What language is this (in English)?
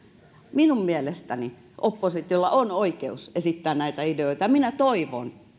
Finnish